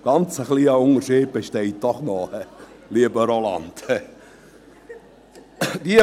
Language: Swiss German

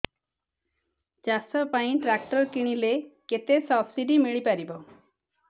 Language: Odia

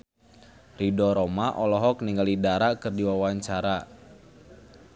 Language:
Sundanese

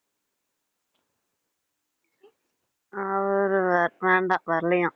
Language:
Tamil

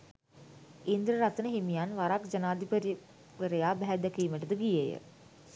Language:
Sinhala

